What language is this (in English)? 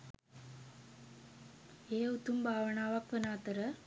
Sinhala